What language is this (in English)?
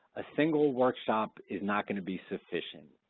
English